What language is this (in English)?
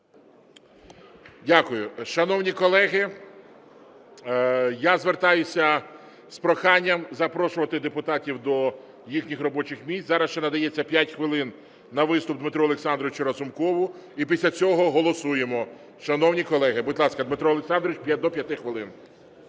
Ukrainian